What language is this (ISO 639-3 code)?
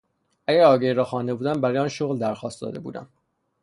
fas